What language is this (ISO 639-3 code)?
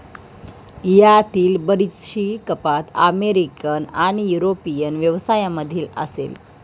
mar